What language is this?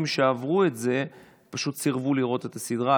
Hebrew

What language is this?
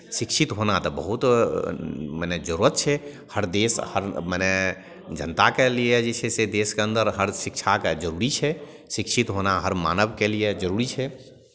Maithili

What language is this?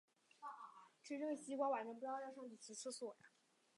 Chinese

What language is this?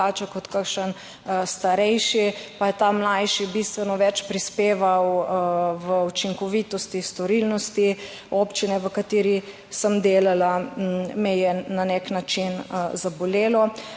Slovenian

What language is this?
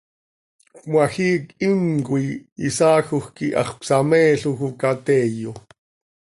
Seri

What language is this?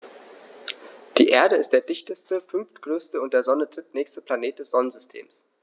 German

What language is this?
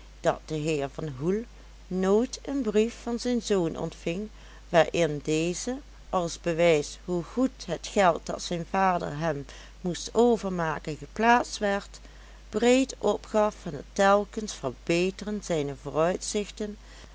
Dutch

